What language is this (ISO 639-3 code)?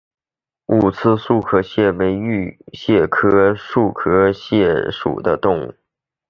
zho